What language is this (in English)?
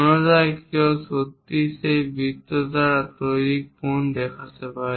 Bangla